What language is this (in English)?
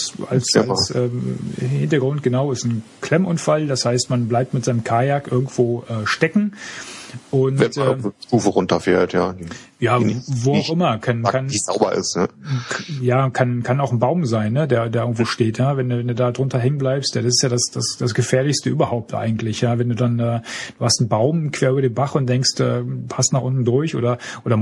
German